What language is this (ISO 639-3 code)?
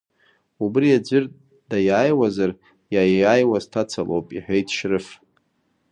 abk